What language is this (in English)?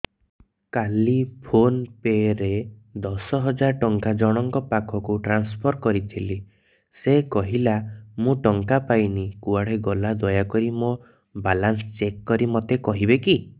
Odia